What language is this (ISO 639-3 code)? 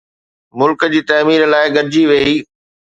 snd